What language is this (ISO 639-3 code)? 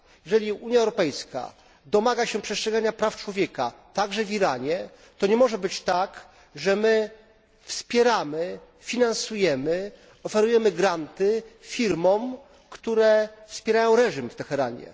pol